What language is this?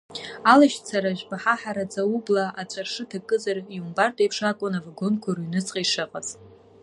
Abkhazian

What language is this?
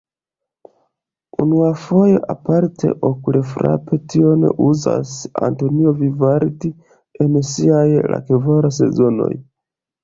Esperanto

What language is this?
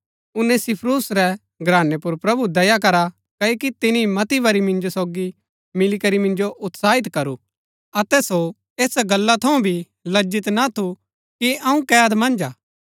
Gaddi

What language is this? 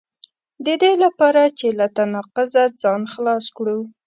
Pashto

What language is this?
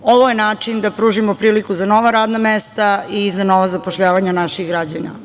Serbian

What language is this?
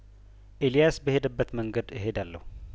Amharic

